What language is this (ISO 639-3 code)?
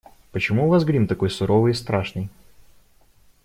rus